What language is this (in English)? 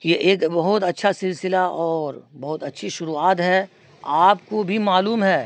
Urdu